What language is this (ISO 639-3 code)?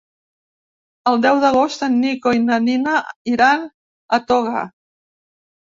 cat